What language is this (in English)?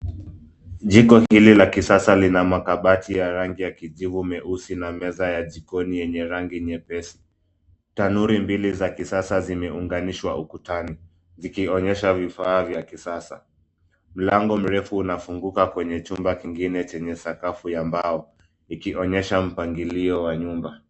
Swahili